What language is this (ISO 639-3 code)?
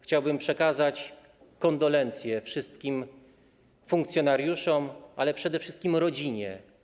pol